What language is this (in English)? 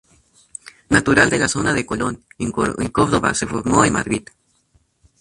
Spanish